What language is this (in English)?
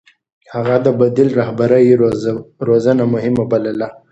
Pashto